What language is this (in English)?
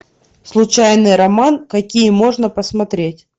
Russian